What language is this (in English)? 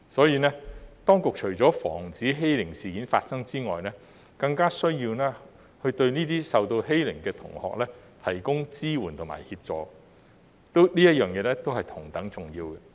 Cantonese